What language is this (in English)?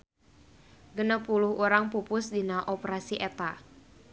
Sundanese